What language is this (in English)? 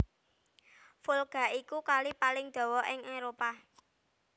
Javanese